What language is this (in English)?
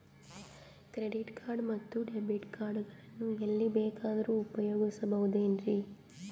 Kannada